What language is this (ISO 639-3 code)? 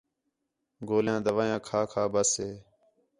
xhe